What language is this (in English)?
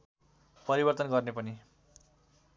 Nepali